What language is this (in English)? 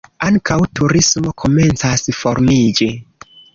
Esperanto